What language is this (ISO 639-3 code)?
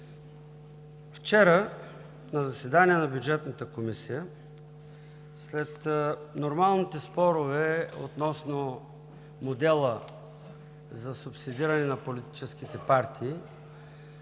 bul